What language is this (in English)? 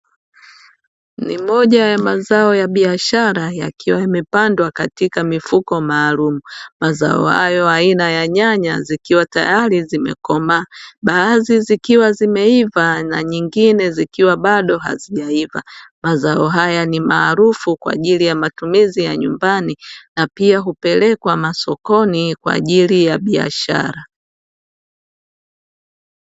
Swahili